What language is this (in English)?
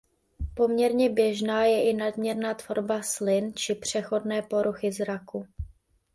Czech